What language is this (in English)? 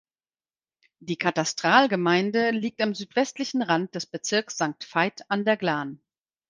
German